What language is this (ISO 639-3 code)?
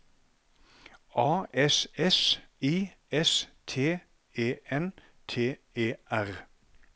nor